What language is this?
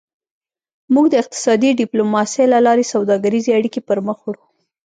Pashto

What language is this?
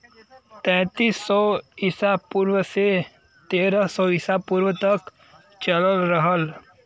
Bhojpuri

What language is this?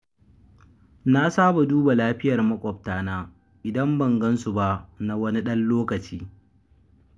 Hausa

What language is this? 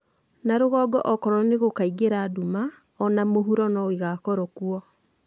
Kikuyu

